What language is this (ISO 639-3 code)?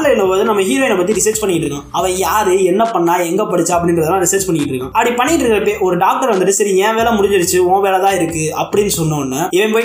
tam